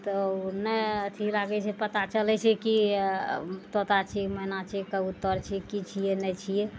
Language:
Maithili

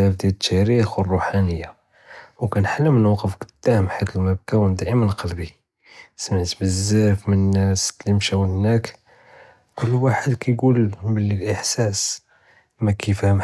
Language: Judeo-Arabic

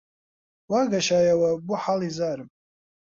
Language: Central Kurdish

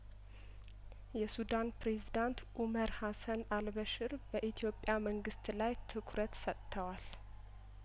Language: Amharic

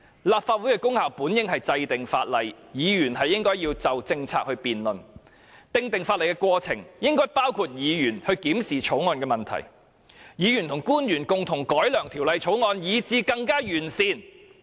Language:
Cantonese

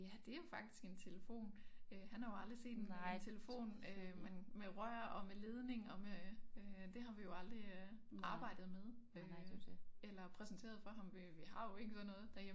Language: Danish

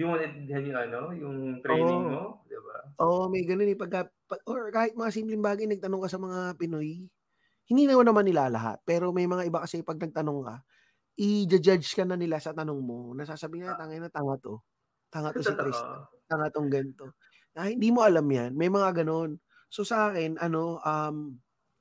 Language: Filipino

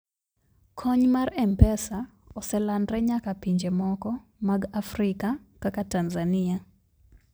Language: Luo (Kenya and Tanzania)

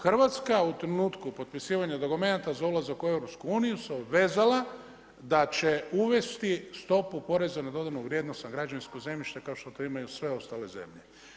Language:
Croatian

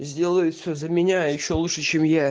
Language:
Russian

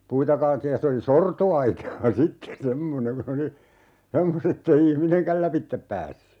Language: Finnish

